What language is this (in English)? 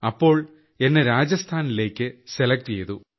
Malayalam